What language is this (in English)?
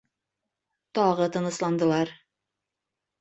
Bashkir